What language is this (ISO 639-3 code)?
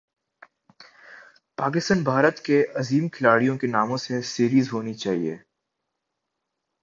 urd